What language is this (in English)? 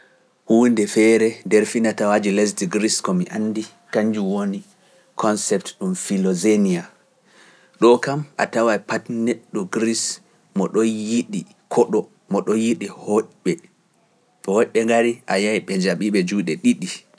Pular